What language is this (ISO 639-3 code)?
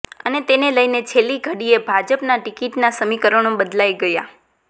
guj